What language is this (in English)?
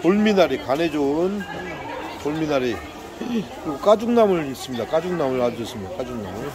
Korean